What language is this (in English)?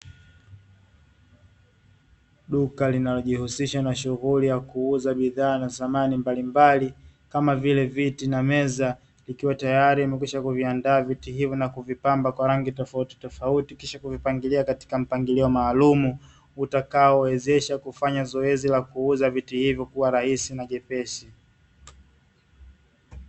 Swahili